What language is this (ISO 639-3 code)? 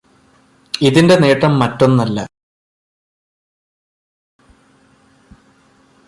mal